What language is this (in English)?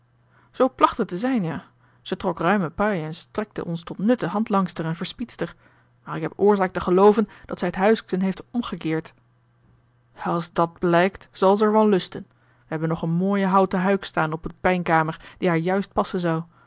Dutch